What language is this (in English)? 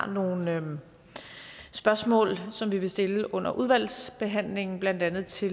Danish